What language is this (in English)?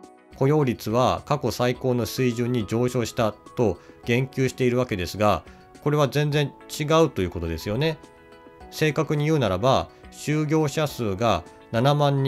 Japanese